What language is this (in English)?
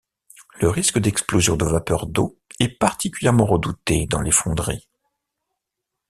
French